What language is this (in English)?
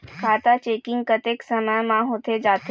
Chhattisgarhi